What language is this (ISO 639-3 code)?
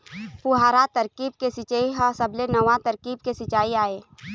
hne